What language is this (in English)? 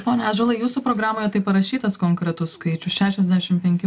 Lithuanian